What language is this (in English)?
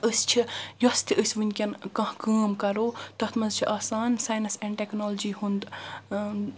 Kashmiri